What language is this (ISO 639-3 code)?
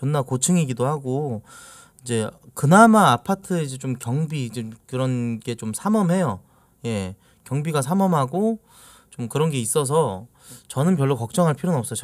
kor